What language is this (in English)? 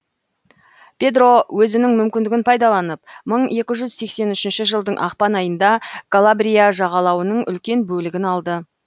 Kazakh